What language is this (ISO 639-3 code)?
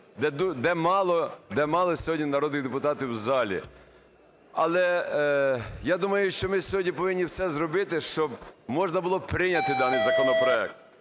ukr